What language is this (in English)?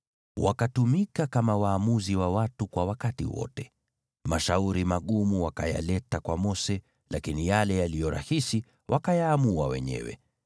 Swahili